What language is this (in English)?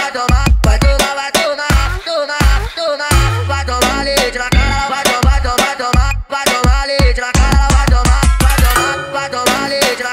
Portuguese